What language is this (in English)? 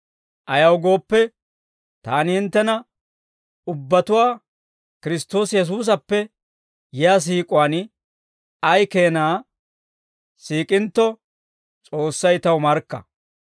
Dawro